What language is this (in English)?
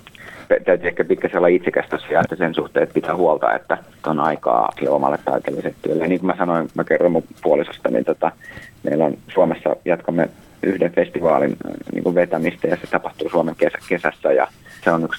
Finnish